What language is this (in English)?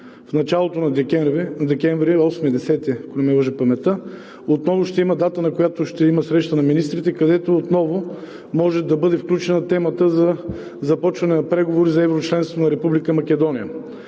Bulgarian